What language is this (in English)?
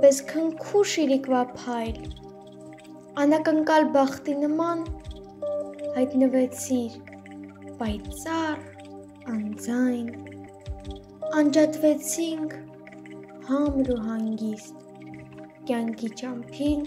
Romanian